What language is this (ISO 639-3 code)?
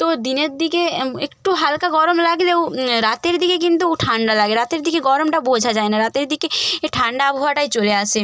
ben